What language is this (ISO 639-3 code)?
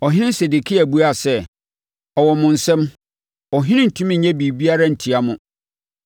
aka